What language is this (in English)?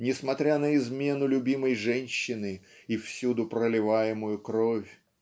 Russian